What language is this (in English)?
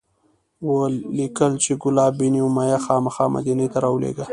Pashto